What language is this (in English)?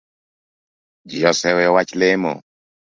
Luo (Kenya and Tanzania)